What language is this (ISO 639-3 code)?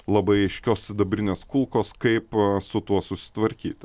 lit